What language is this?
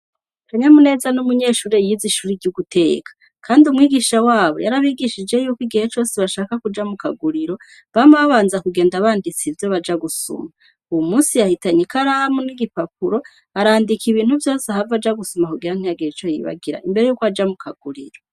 Rundi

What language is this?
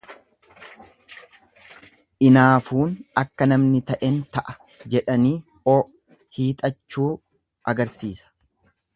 Oromo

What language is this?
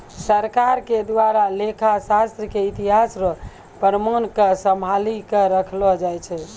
Maithili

